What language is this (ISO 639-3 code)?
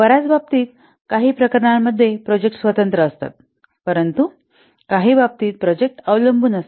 mar